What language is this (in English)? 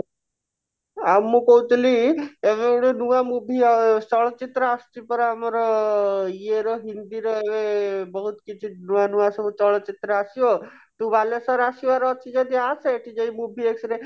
Odia